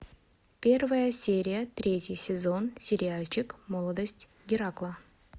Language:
Russian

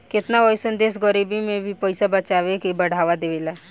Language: Bhojpuri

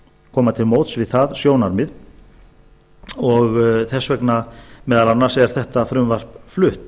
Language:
Icelandic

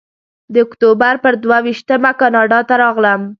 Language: Pashto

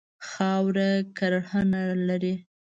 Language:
Pashto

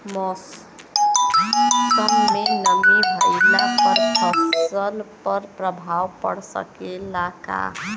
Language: Bhojpuri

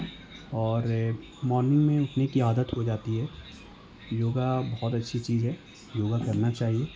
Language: Urdu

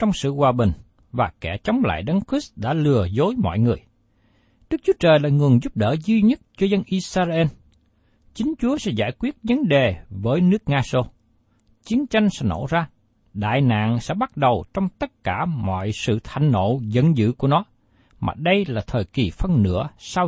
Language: Vietnamese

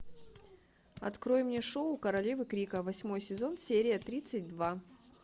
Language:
Russian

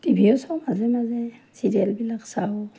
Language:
Assamese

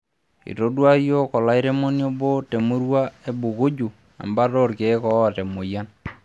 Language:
Masai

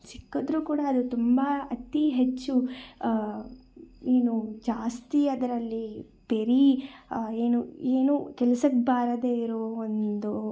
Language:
Kannada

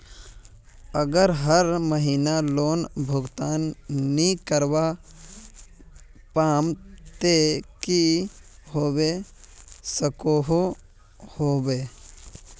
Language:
Magahi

